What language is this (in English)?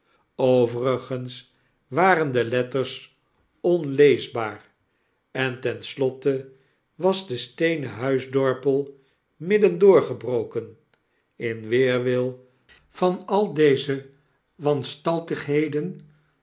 Dutch